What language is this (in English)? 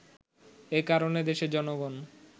Bangla